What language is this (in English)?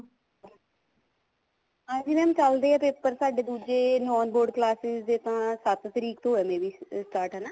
Punjabi